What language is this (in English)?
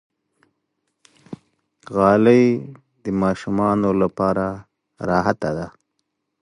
Pashto